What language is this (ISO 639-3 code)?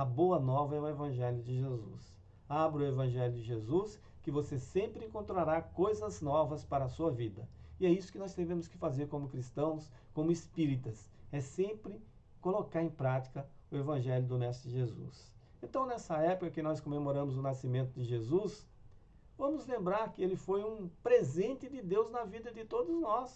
por